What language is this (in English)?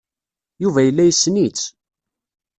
Kabyle